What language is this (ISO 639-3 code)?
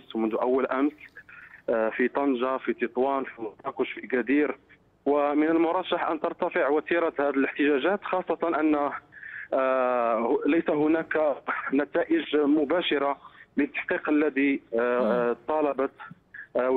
ara